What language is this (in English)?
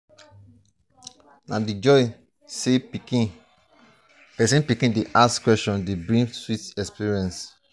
Nigerian Pidgin